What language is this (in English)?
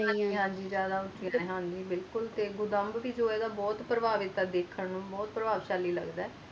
Punjabi